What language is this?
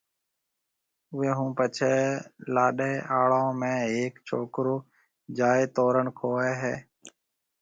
Marwari (Pakistan)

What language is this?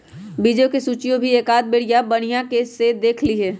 Magahi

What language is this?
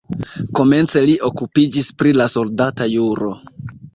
Esperanto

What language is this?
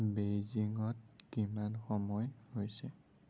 Assamese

